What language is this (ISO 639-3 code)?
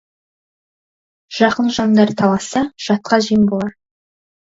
kaz